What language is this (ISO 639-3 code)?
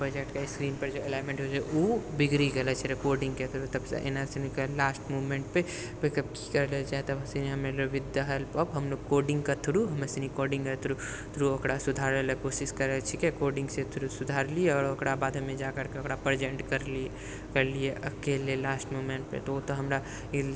mai